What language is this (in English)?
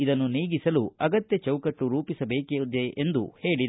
Kannada